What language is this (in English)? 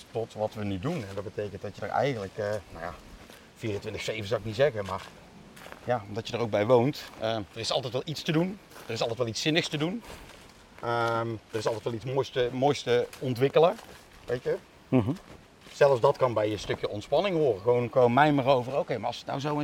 Dutch